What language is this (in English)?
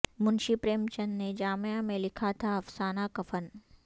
Urdu